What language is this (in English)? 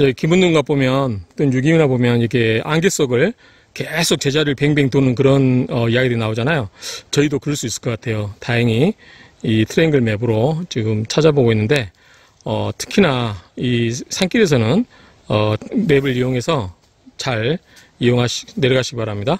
Korean